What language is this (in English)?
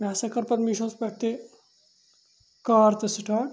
Kashmiri